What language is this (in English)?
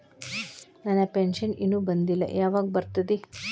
Kannada